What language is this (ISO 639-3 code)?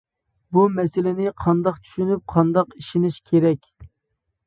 uig